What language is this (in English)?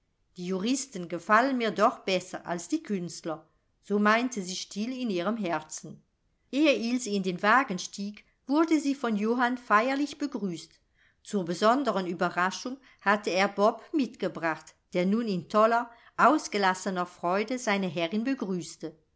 German